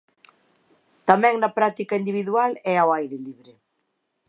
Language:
Galician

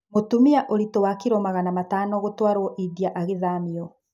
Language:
Kikuyu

